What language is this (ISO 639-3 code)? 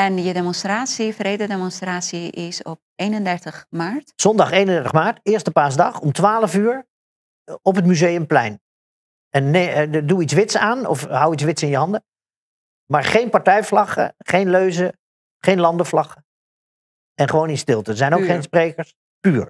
nld